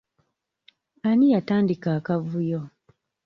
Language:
Ganda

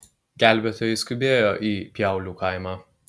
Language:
Lithuanian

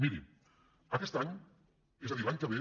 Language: Catalan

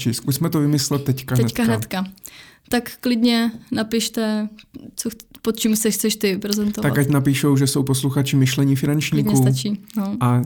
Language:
Czech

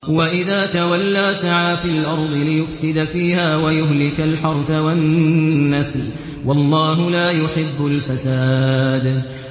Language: Arabic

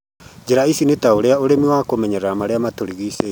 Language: Kikuyu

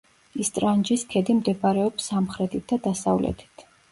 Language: Georgian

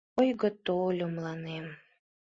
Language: Mari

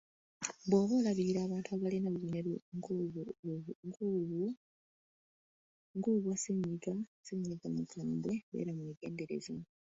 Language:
Ganda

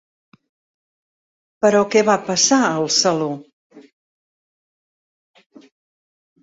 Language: Catalan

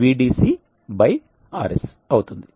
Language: Telugu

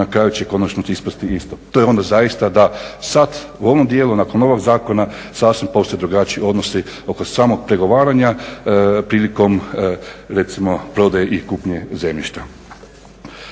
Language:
Croatian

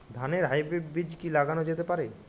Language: Bangla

